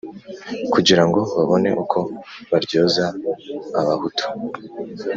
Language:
Kinyarwanda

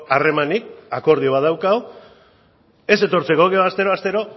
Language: Basque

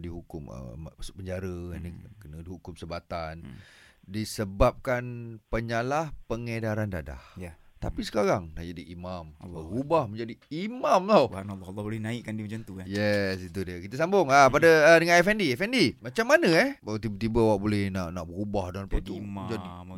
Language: Malay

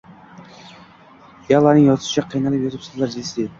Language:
Uzbek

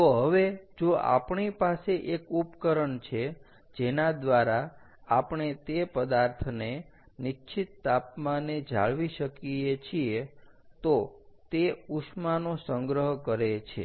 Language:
Gujarati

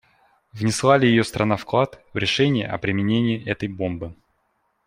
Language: Russian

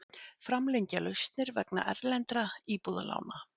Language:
Icelandic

